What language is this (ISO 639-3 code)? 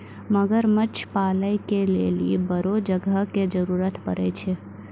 mai